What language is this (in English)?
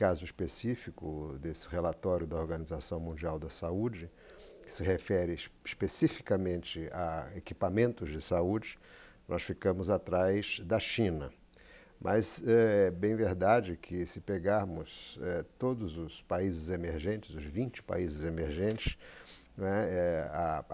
Portuguese